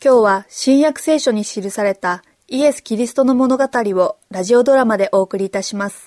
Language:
Japanese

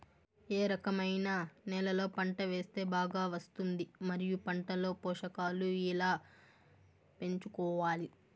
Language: Telugu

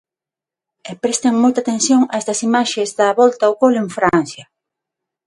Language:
Galician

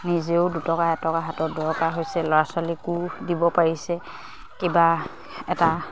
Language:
Assamese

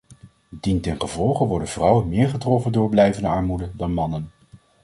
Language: Dutch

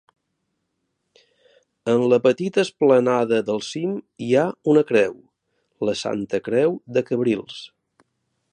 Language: Catalan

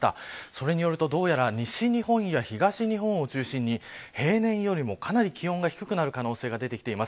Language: Japanese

